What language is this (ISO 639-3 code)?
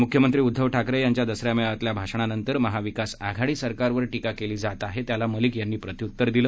mar